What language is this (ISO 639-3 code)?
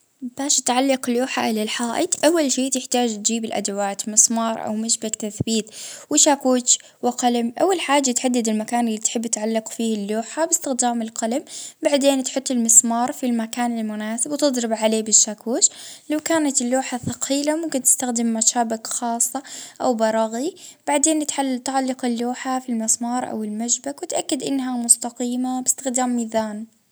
ayl